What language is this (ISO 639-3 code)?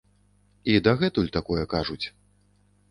bel